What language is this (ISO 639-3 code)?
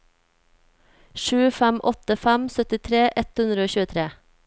nor